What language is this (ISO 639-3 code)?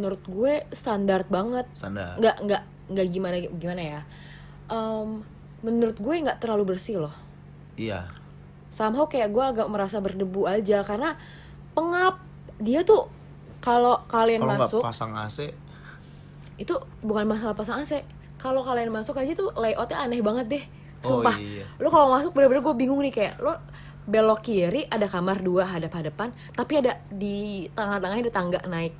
ind